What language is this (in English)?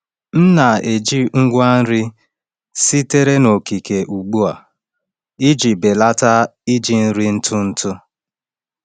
Igbo